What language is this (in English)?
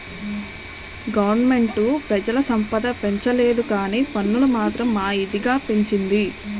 Telugu